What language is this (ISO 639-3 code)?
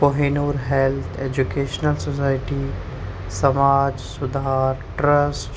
urd